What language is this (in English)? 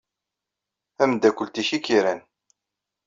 Kabyle